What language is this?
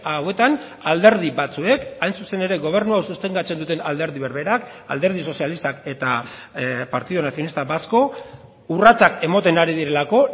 Basque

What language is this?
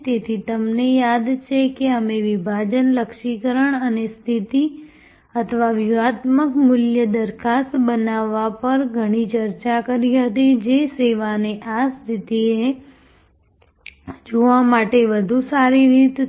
Gujarati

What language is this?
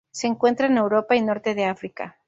Spanish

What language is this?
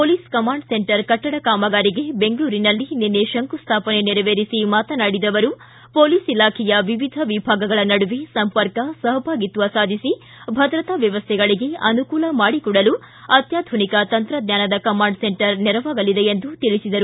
Kannada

